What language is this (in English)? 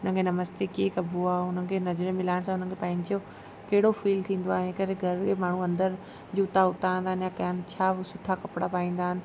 Sindhi